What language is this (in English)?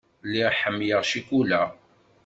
Kabyle